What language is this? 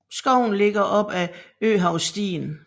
Danish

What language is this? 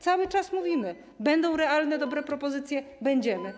Polish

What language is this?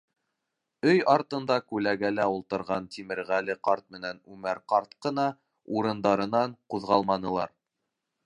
Bashkir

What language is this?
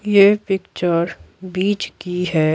Hindi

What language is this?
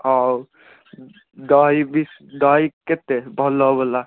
Odia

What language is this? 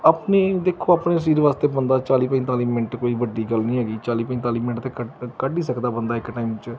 Punjabi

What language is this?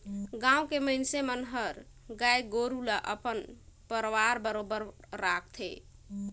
Chhattisgarhi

